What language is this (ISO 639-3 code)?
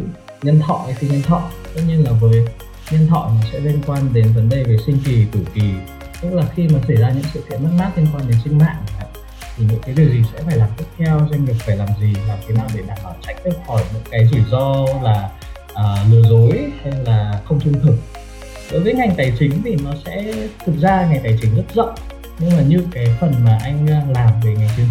vie